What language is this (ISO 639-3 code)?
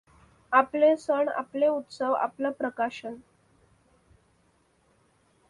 mar